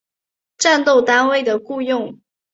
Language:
Chinese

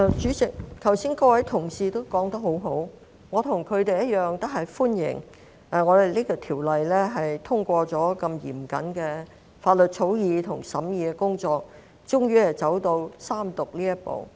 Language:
Cantonese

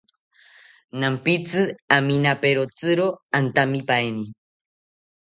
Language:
South Ucayali Ashéninka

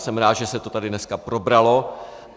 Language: Czech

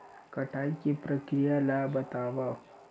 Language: Chhattisgarhi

